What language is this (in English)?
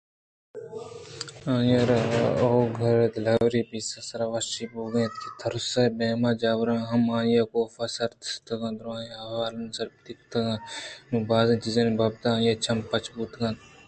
Eastern Balochi